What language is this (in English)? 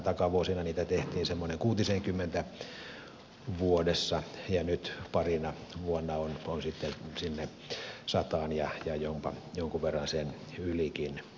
Finnish